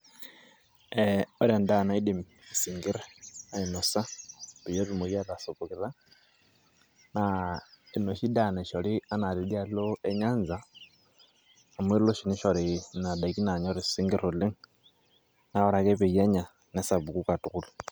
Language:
Masai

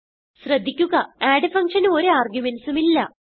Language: Malayalam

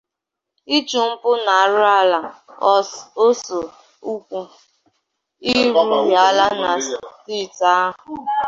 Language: Igbo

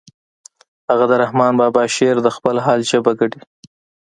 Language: Pashto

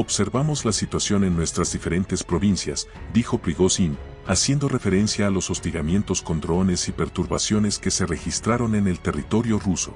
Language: Spanish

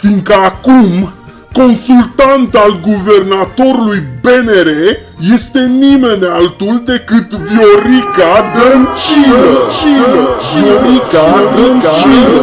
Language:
Romanian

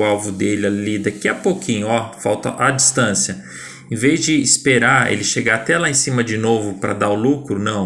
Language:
Portuguese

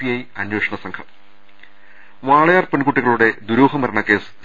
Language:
Malayalam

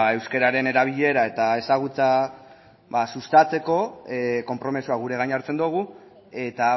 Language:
Basque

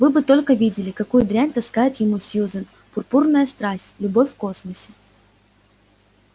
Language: Russian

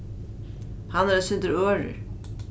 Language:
Faroese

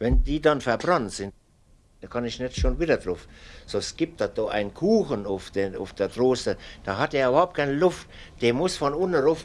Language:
German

